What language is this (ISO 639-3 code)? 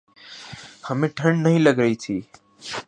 urd